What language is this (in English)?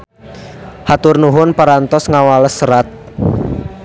Sundanese